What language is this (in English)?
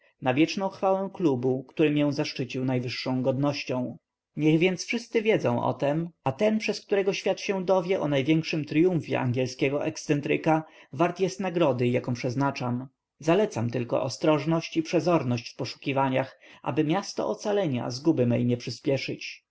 Polish